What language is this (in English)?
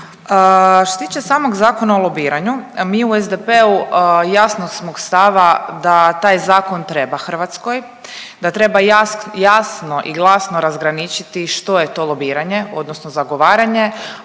Croatian